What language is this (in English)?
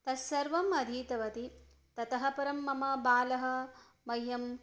Sanskrit